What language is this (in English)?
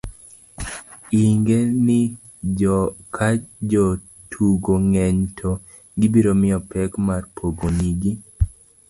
Luo (Kenya and Tanzania)